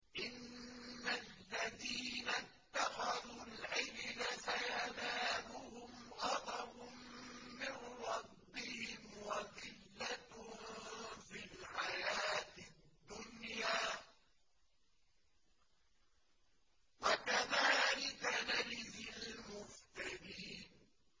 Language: Arabic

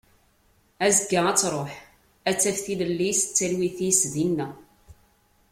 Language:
Kabyle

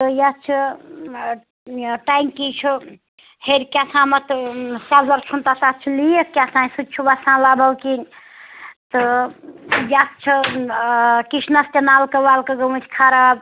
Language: Kashmiri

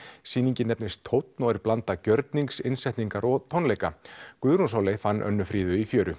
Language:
Icelandic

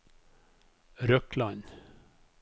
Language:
Norwegian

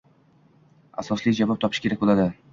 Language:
Uzbek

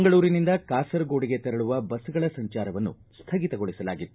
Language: Kannada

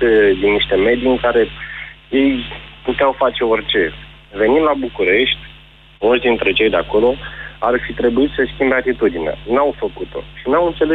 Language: Romanian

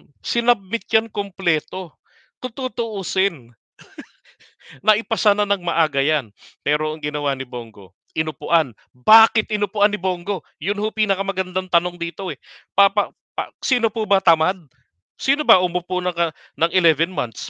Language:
Filipino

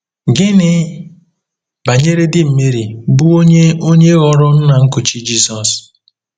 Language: Igbo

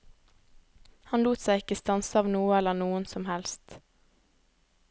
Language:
Norwegian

